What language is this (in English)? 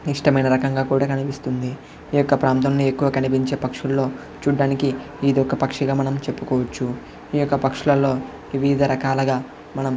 Telugu